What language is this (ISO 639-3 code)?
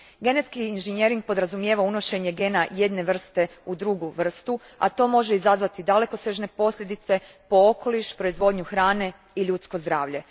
hrv